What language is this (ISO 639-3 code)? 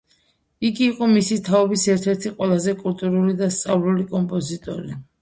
kat